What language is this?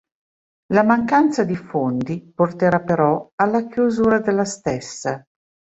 Italian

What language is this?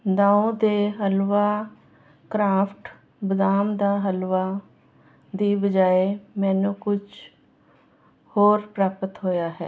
Punjabi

